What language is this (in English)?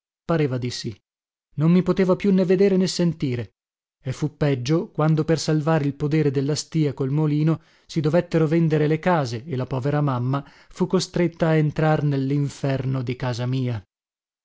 Italian